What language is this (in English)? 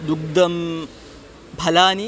Sanskrit